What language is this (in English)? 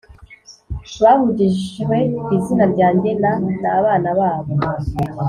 Kinyarwanda